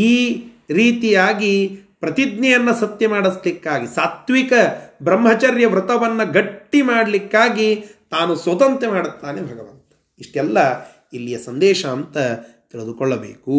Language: Kannada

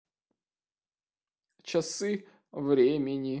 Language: Russian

